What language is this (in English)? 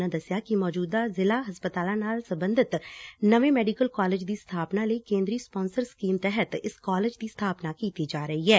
Punjabi